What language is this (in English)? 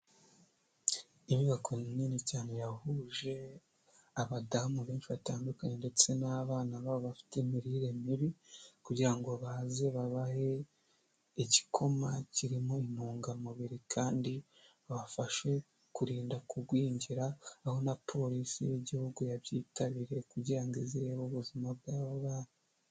Kinyarwanda